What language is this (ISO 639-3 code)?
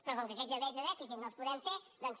cat